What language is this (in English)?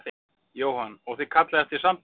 Icelandic